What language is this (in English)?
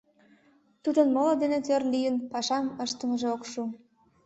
Mari